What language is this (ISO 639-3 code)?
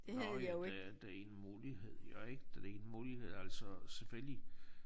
dan